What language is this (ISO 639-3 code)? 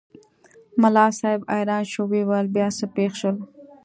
pus